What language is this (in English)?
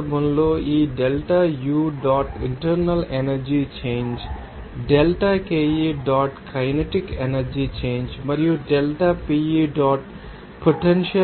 Telugu